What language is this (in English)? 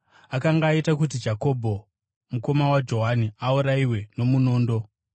Shona